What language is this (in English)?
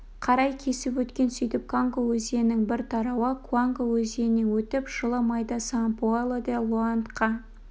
Kazakh